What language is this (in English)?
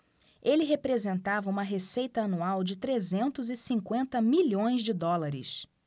Portuguese